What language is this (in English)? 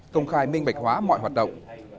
Vietnamese